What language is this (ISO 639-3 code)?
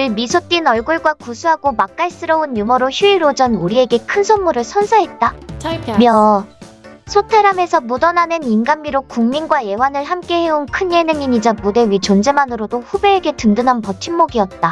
kor